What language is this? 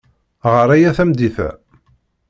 Kabyle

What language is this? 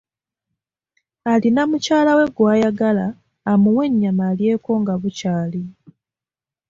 Ganda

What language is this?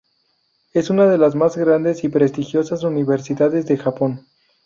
Spanish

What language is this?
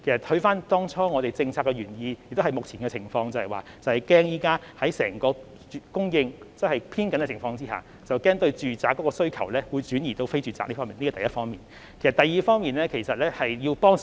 Cantonese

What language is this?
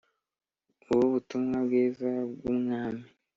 Kinyarwanda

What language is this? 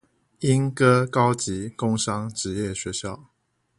Chinese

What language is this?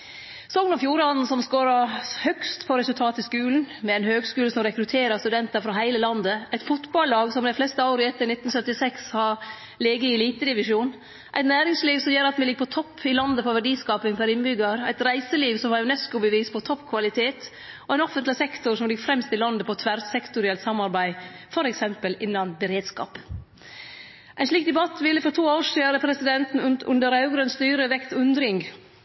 Norwegian Nynorsk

